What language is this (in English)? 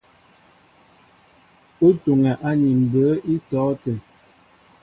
Mbo (Cameroon)